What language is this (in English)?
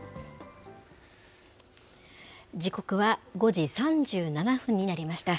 Japanese